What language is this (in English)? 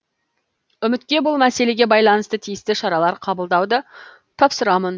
Kazakh